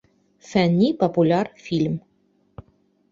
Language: Bashkir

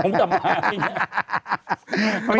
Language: Thai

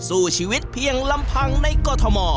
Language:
Thai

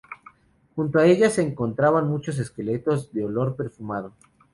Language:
Spanish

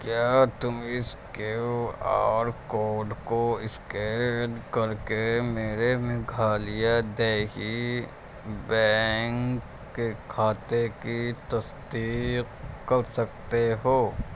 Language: Urdu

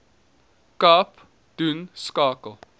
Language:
Afrikaans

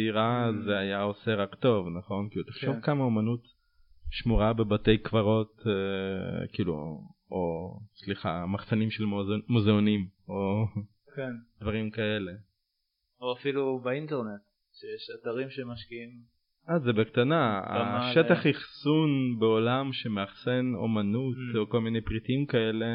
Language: Hebrew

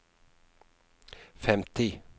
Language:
Norwegian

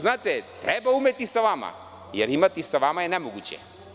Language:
Serbian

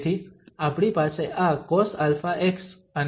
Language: Gujarati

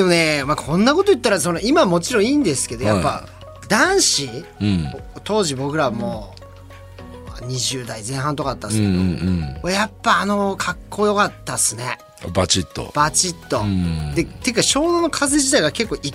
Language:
Japanese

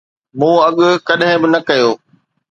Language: Sindhi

